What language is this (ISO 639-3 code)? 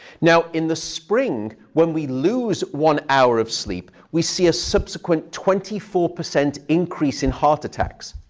eng